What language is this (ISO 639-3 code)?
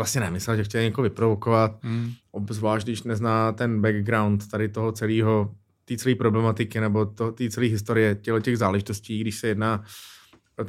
ces